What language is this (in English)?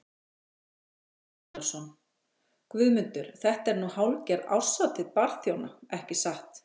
Icelandic